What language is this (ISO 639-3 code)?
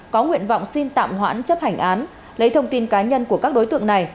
vie